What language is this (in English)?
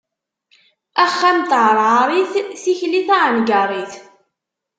Kabyle